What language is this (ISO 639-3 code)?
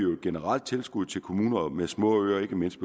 dan